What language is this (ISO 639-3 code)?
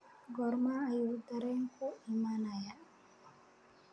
som